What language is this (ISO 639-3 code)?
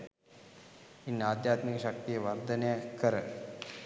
sin